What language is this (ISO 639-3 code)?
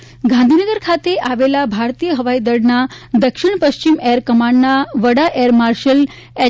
guj